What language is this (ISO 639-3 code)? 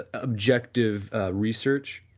eng